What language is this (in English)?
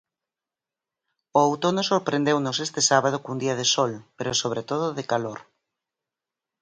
Galician